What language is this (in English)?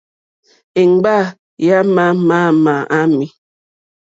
Mokpwe